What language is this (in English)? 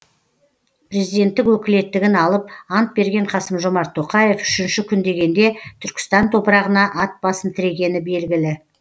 Kazakh